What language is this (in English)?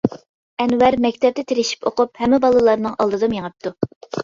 Uyghur